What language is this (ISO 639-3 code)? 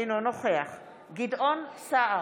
heb